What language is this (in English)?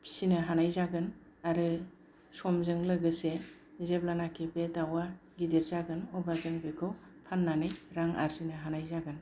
Bodo